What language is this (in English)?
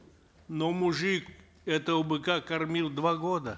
Kazakh